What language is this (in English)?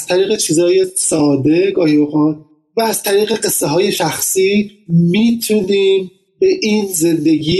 Persian